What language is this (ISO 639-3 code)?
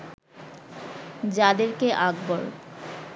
ben